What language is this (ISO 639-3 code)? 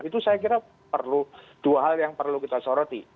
ind